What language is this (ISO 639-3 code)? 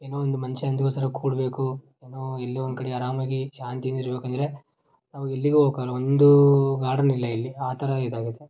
kan